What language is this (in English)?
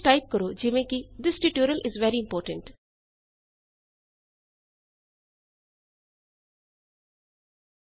Punjabi